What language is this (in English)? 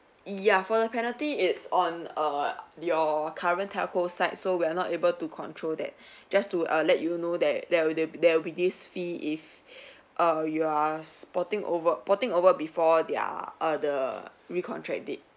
English